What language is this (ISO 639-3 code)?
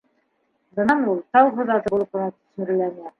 bak